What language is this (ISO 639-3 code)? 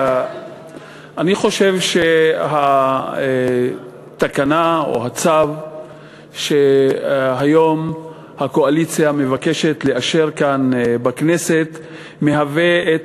heb